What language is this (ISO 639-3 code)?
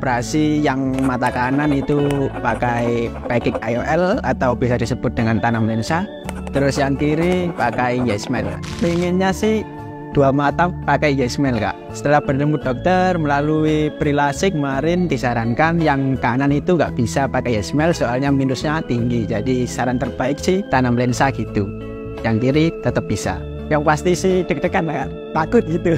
ind